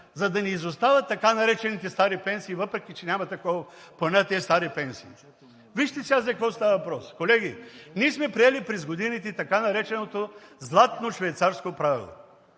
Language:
Bulgarian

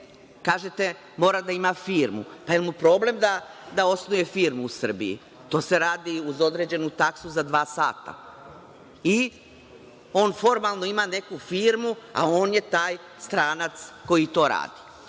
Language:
Serbian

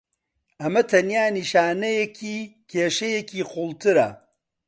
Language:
Central Kurdish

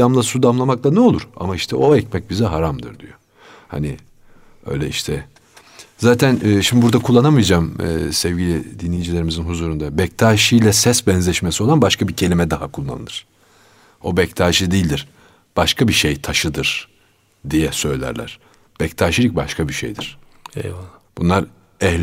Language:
Turkish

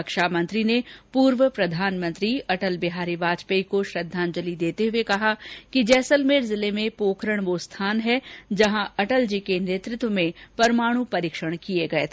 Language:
Hindi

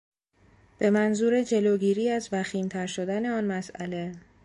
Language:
Persian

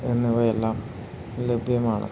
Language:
Malayalam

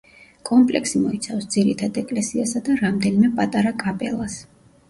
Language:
Georgian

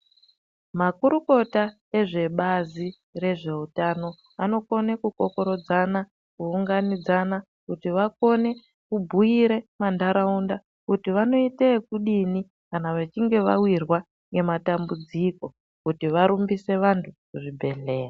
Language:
Ndau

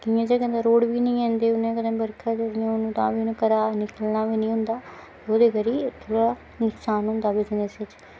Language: Dogri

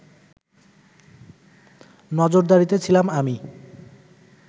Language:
Bangla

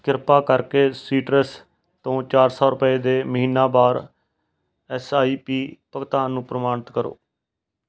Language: Punjabi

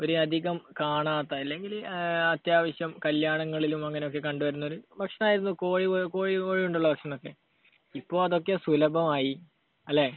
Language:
Malayalam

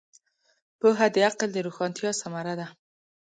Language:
Pashto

